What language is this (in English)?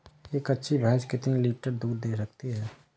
Hindi